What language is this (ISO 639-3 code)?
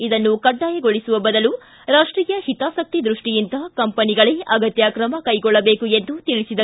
kan